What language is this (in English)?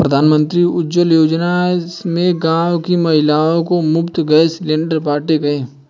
Hindi